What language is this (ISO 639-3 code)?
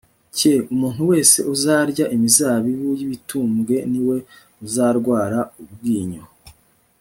kin